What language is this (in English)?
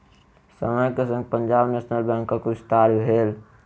Maithili